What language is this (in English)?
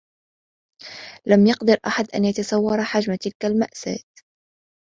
Arabic